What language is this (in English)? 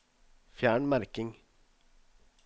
Norwegian